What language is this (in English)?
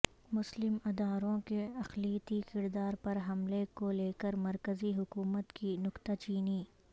Urdu